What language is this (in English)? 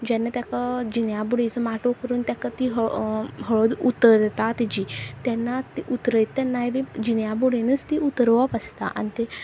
Konkani